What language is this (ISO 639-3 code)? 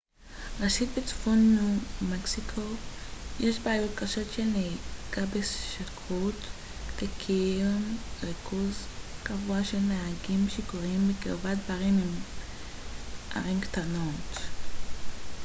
heb